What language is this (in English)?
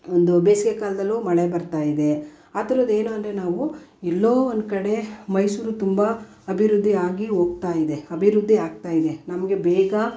Kannada